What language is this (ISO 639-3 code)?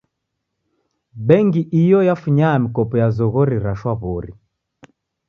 dav